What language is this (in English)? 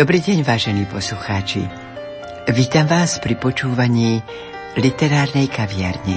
Slovak